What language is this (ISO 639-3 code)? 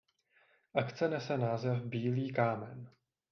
ces